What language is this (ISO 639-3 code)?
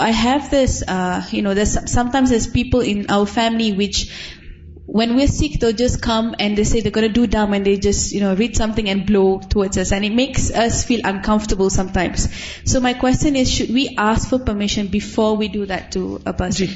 urd